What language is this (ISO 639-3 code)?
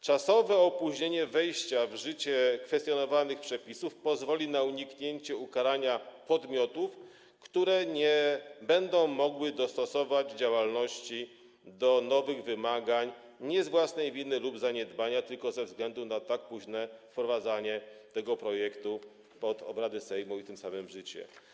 pol